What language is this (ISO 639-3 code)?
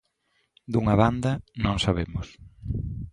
glg